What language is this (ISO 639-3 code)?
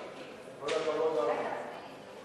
heb